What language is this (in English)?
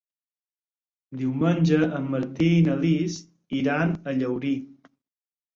Catalan